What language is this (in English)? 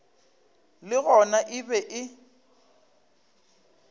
Northern Sotho